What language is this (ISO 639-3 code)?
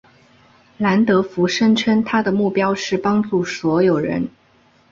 zho